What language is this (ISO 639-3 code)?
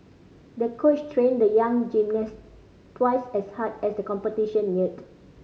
eng